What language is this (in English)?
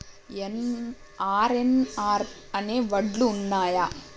Telugu